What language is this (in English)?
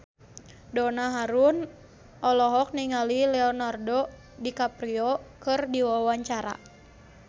Sundanese